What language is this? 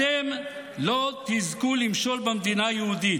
Hebrew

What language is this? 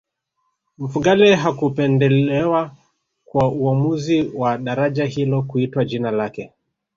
Swahili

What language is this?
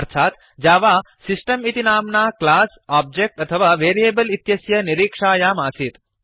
Sanskrit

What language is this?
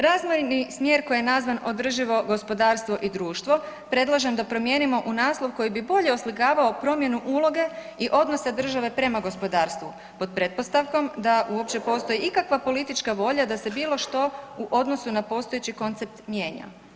Croatian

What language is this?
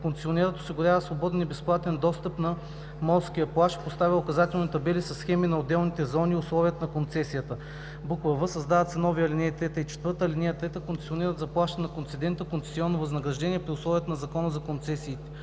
Bulgarian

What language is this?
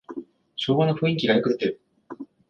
Japanese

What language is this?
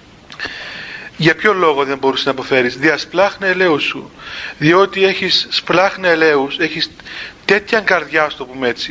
Greek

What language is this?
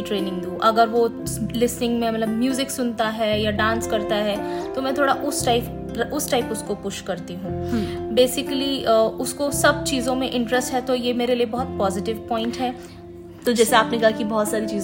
Hindi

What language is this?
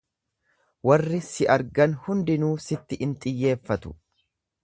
Oromo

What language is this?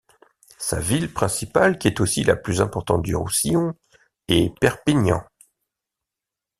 French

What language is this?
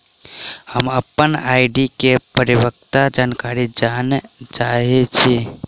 Maithili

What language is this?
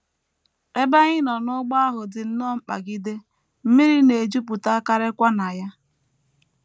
Igbo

